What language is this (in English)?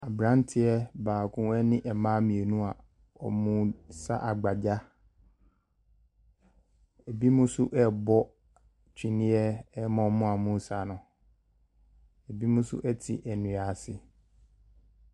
Akan